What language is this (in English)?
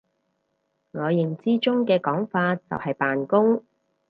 Cantonese